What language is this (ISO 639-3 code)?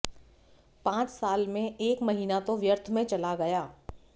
hin